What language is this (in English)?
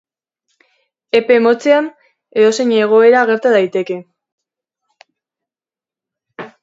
Basque